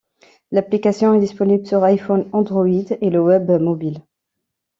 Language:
French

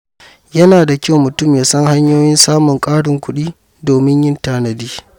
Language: Hausa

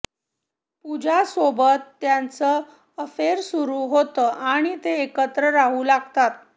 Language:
Marathi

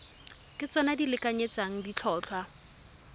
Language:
Tswana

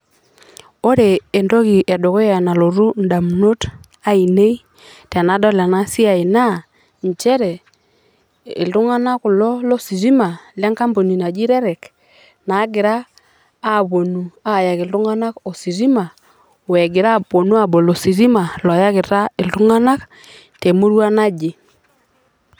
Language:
Masai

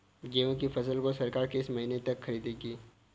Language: Hindi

